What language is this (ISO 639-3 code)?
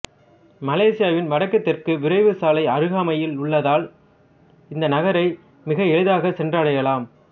tam